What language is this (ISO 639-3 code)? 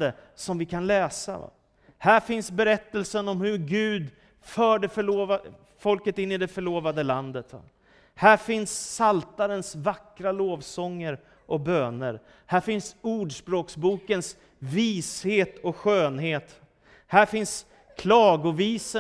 swe